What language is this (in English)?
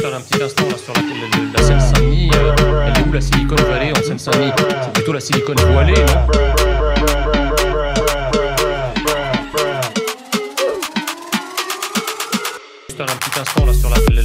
French